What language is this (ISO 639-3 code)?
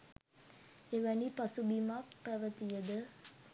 sin